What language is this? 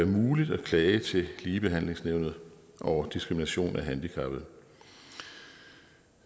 Danish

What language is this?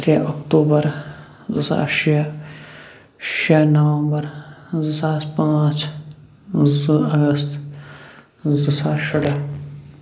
Kashmiri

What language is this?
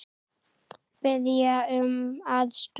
Icelandic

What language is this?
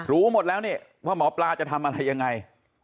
Thai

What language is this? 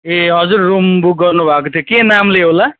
Nepali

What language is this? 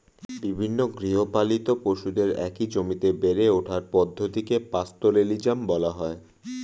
Bangla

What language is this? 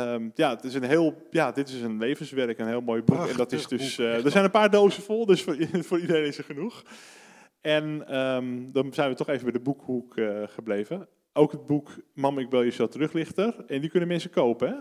Dutch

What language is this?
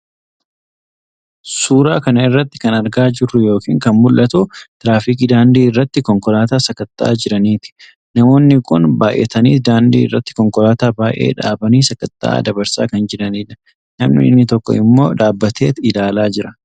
Oromo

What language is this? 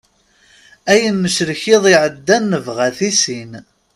Kabyle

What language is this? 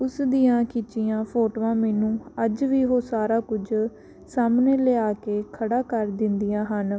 Punjabi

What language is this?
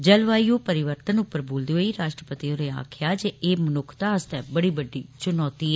Dogri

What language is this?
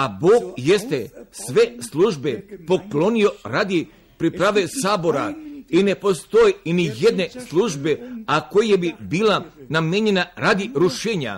Croatian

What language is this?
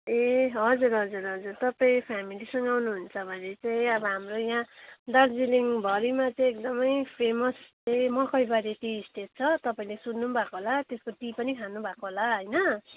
Nepali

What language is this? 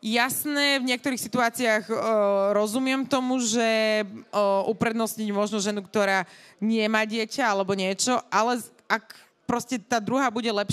Slovak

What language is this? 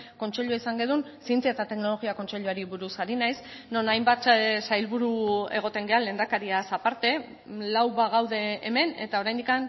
Basque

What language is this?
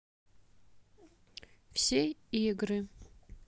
Russian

